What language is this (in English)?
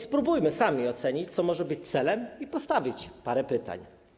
Polish